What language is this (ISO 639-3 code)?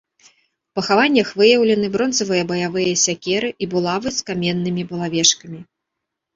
bel